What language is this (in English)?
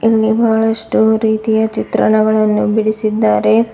Kannada